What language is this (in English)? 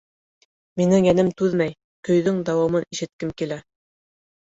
Bashkir